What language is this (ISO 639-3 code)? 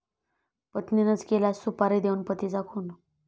mar